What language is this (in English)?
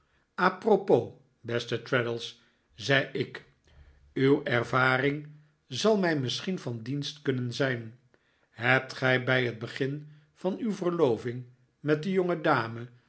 Dutch